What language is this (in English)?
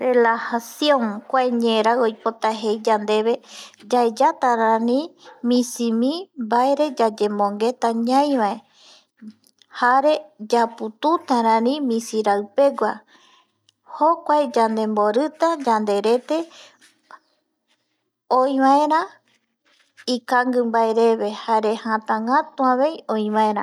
Eastern Bolivian Guaraní